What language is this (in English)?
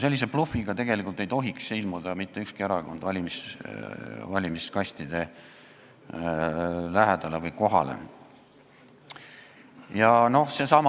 Estonian